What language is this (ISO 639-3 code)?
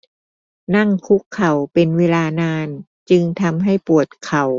tha